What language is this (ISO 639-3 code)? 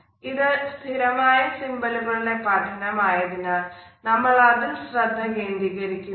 mal